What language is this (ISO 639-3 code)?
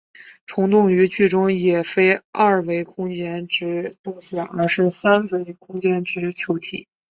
zho